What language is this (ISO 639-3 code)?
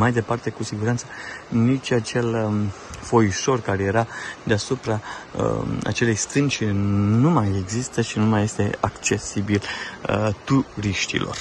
ron